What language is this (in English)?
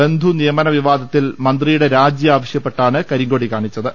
Malayalam